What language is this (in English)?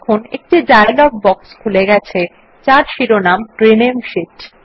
Bangla